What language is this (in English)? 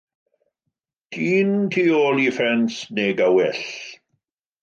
Welsh